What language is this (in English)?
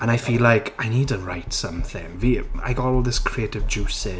Welsh